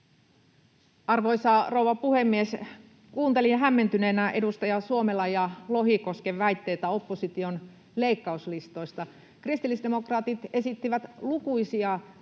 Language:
Finnish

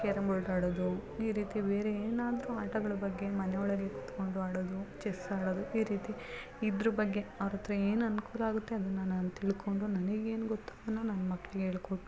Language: Kannada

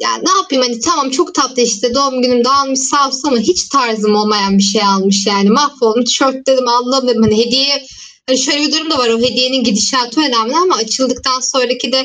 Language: Turkish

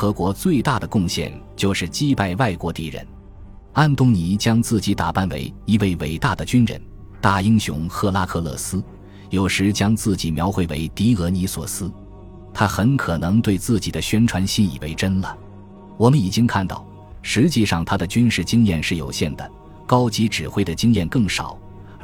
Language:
Chinese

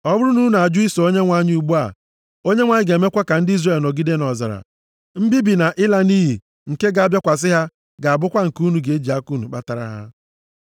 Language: Igbo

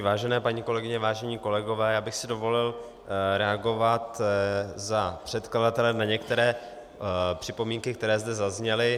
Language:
Czech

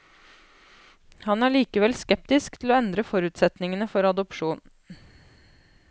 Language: Norwegian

